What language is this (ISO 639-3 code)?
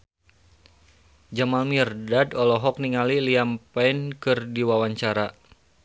sun